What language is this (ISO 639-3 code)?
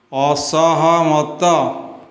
ori